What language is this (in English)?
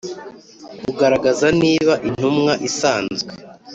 Kinyarwanda